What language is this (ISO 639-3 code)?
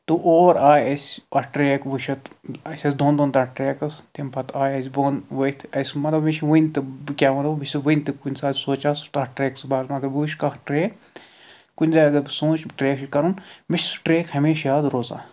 kas